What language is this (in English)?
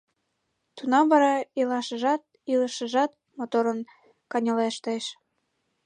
Mari